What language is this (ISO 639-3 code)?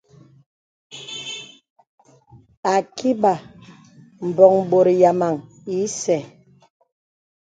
beb